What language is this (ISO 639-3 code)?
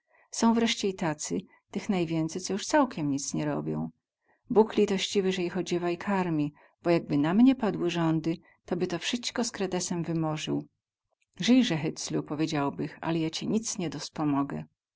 pol